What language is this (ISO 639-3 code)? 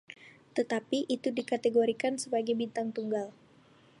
ind